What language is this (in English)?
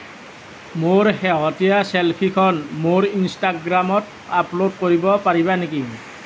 Assamese